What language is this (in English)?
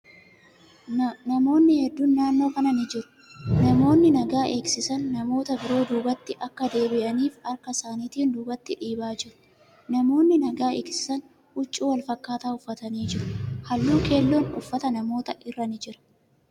Oromo